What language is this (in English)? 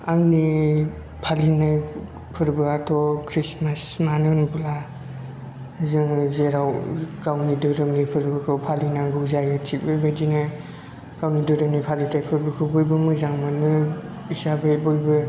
Bodo